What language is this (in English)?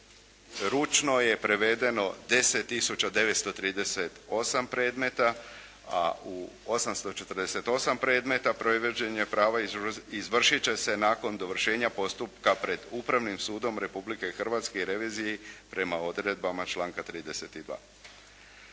Croatian